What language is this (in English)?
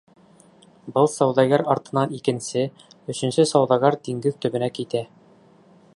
Bashkir